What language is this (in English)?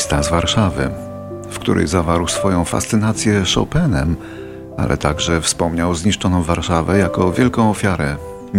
Polish